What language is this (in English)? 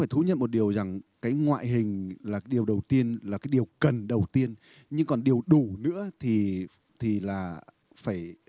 Vietnamese